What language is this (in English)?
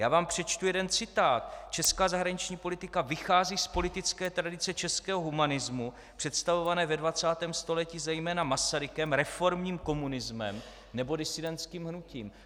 Czech